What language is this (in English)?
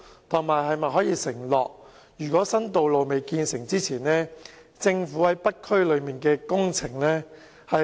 Cantonese